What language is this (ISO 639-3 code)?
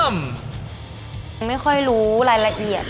tha